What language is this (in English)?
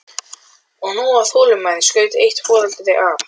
Icelandic